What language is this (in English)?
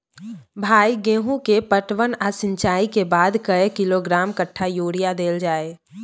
Maithili